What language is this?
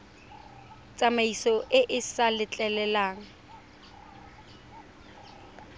Tswana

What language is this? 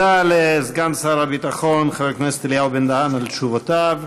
Hebrew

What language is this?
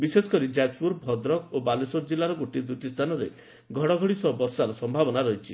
Odia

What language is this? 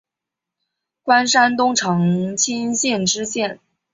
Chinese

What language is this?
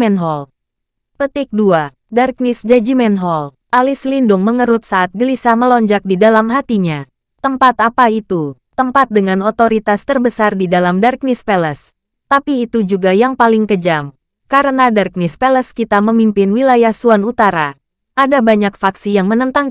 Indonesian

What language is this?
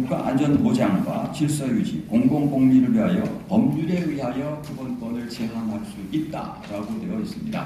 Korean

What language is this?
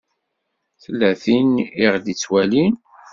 Kabyle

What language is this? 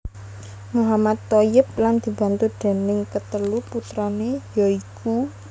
Javanese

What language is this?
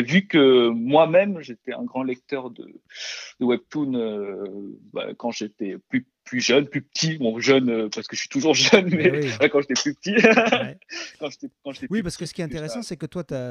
French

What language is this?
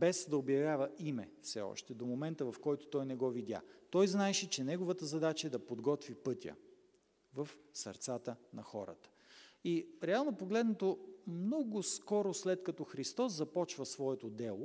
Bulgarian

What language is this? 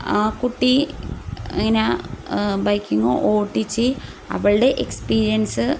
Malayalam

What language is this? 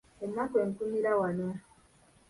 Ganda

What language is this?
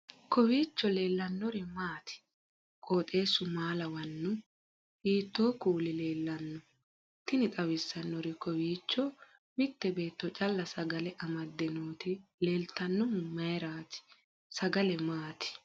Sidamo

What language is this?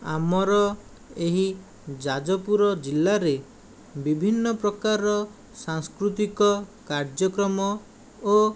Odia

